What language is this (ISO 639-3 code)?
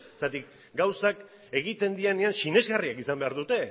eus